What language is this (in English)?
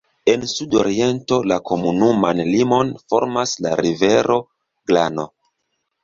Esperanto